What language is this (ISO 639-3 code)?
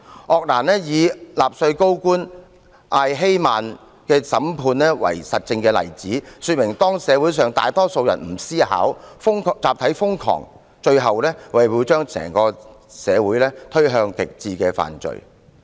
yue